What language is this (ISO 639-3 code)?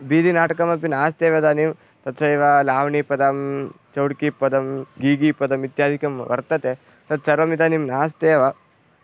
san